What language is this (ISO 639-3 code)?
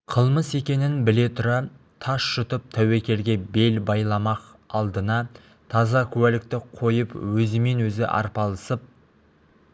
kaz